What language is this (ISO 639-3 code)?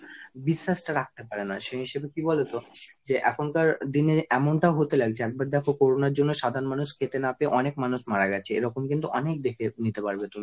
ben